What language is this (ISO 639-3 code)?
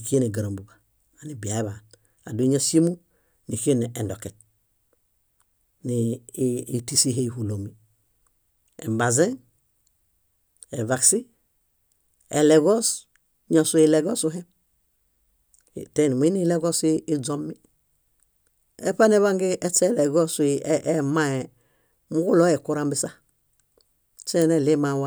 bda